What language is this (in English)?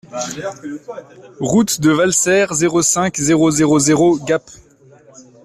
French